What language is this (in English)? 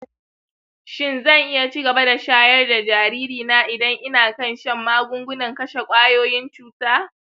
Hausa